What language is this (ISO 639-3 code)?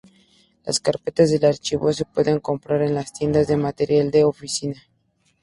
spa